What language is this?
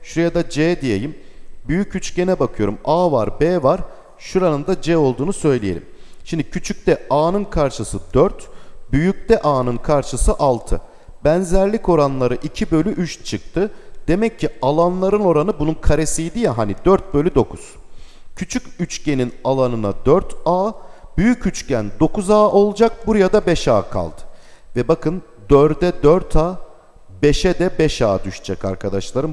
Turkish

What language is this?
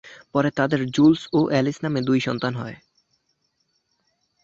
Bangla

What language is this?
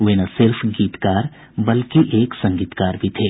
Hindi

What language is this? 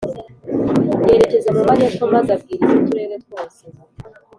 Kinyarwanda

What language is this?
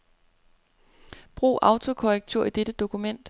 Danish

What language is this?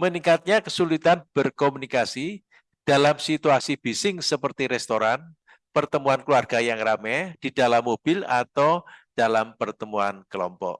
Indonesian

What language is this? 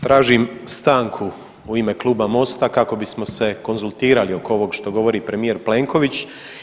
Croatian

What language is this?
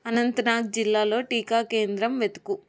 Telugu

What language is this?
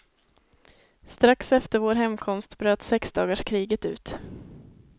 Swedish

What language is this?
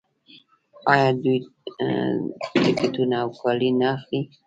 Pashto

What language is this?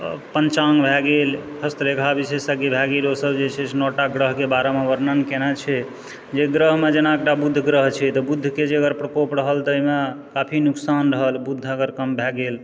Maithili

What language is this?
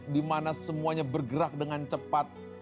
Indonesian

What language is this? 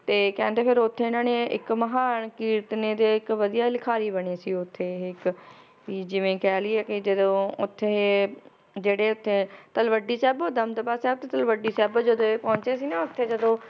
Punjabi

